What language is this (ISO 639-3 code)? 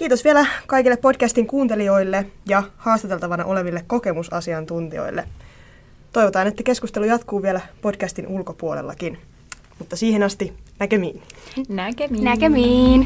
fin